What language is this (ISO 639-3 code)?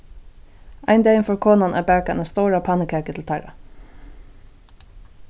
fao